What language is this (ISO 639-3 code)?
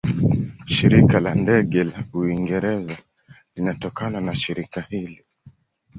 swa